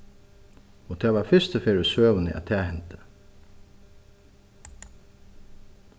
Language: Faroese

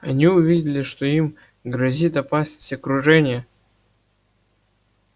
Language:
Russian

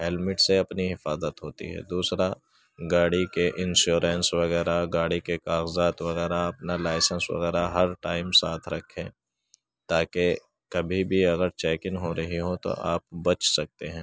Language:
Urdu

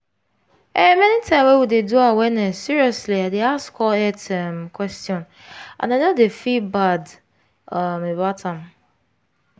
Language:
Nigerian Pidgin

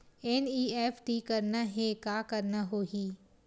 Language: Chhattisgarhi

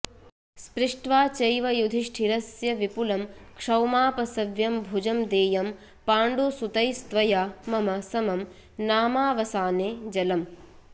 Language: Sanskrit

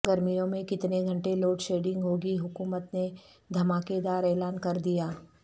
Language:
Urdu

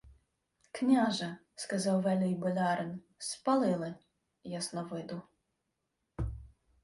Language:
Ukrainian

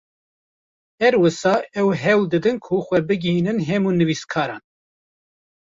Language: Kurdish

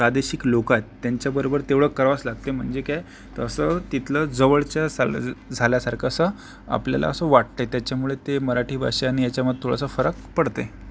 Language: Marathi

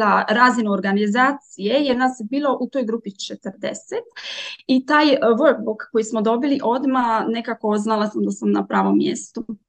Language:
Croatian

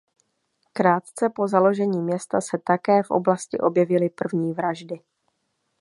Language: Czech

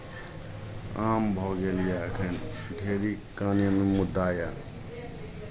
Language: Maithili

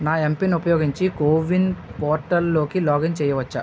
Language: Telugu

